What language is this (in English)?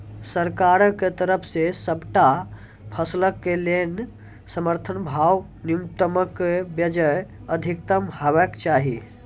Maithili